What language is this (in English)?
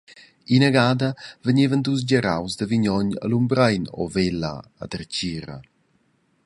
Romansh